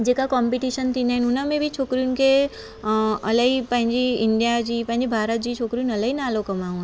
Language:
Sindhi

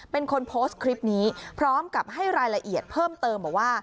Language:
Thai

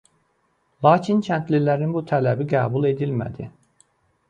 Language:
Azerbaijani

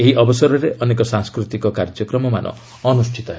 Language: Odia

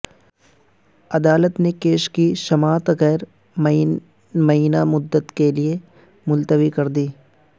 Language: Urdu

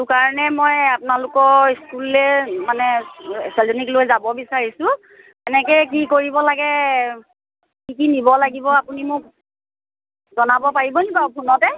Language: Assamese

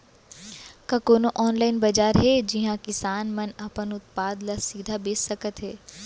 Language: Chhattisgarhi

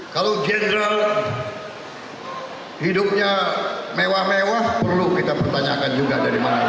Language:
Indonesian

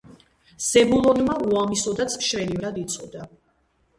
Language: Georgian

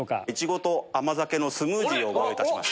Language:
Japanese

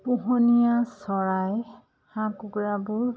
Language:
Assamese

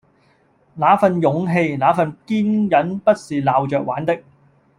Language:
Cantonese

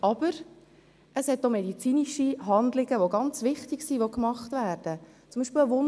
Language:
Swiss German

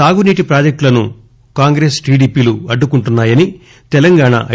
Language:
Telugu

